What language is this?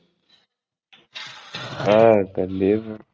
Tamil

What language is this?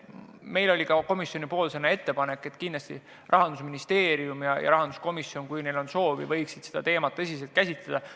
Estonian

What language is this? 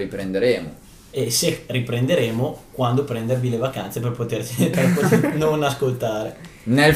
Italian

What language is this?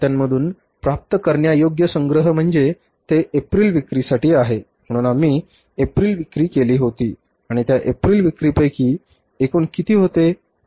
Marathi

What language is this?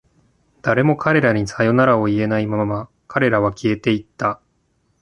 Japanese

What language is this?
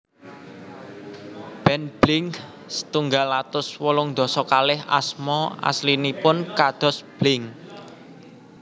Javanese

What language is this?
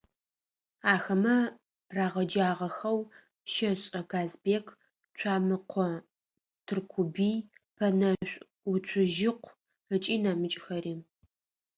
Adyghe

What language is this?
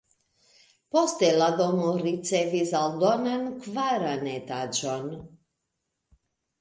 Esperanto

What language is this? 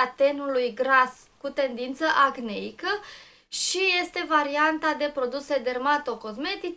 Romanian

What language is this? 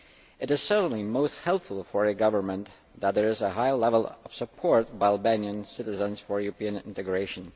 English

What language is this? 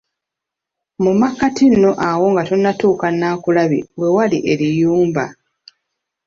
Ganda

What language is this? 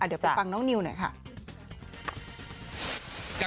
Thai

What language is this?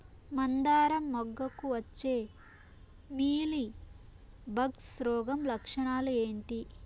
Telugu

